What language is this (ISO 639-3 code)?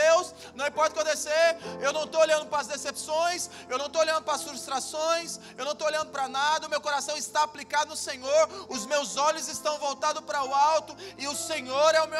por